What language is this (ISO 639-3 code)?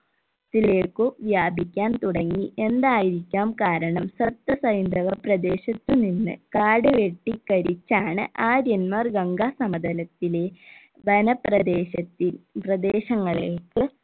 mal